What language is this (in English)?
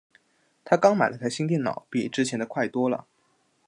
Chinese